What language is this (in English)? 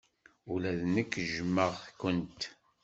Kabyle